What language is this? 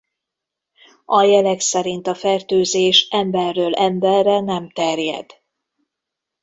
Hungarian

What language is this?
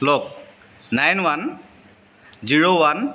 Assamese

